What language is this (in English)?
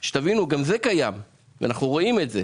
Hebrew